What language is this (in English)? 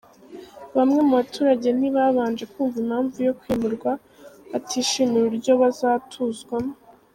Kinyarwanda